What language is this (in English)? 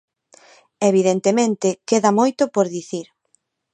Galician